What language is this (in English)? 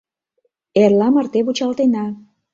Mari